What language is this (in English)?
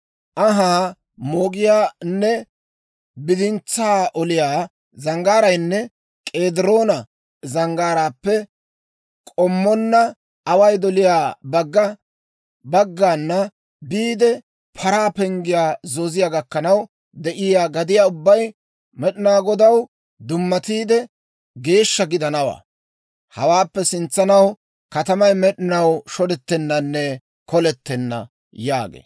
Dawro